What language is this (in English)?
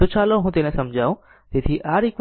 Gujarati